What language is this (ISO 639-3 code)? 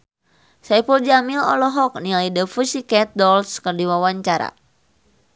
sun